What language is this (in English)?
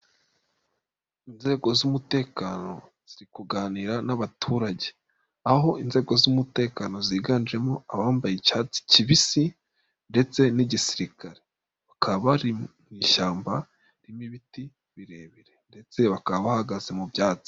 Kinyarwanda